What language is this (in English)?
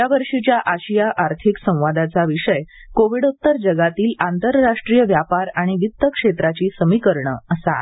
Marathi